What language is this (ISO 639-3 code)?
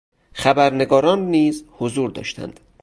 fas